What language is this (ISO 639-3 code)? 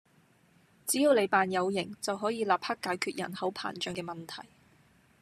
yue